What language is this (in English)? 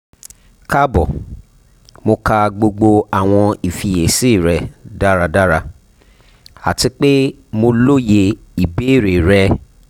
Yoruba